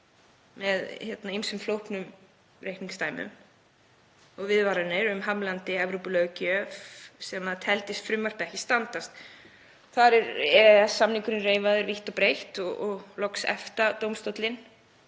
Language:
Icelandic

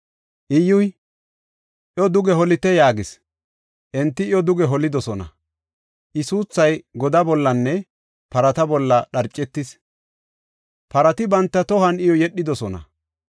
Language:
Gofa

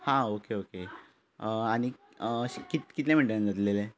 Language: Konkani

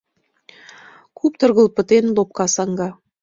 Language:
Mari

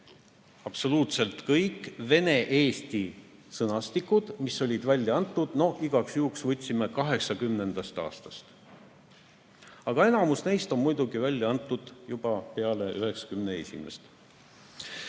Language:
Estonian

